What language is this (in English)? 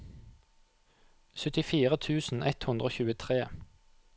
Norwegian